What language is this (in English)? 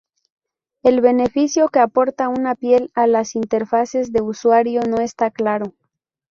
Spanish